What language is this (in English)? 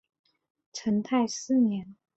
Chinese